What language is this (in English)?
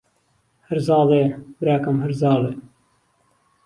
Central Kurdish